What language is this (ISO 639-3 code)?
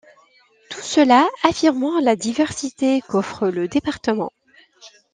fra